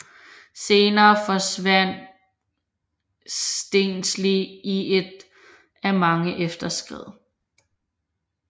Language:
Danish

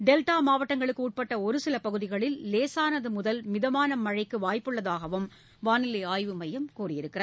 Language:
Tamil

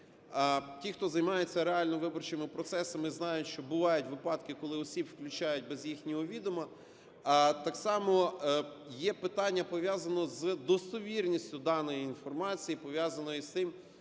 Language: Ukrainian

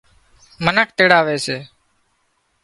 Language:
Wadiyara Koli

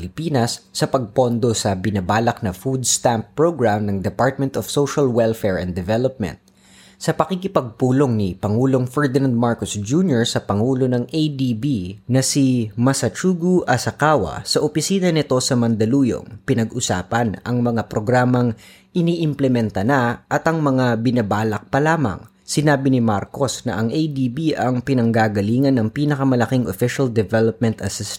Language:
Filipino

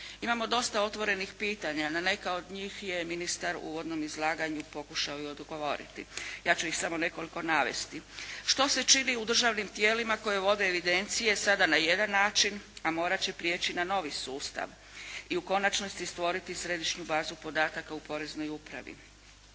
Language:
Croatian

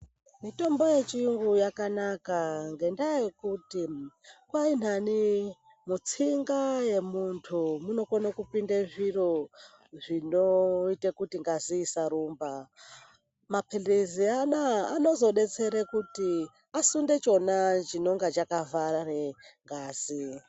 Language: Ndau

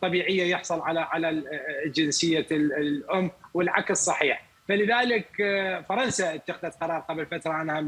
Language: Arabic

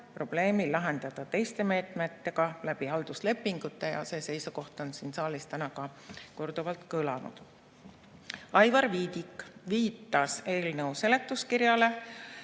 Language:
Estonian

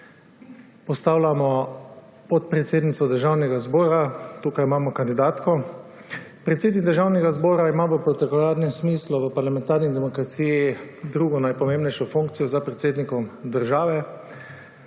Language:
Slovenian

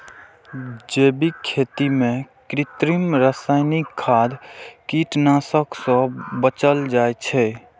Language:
Maithili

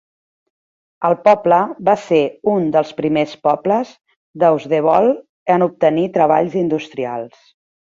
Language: Catalan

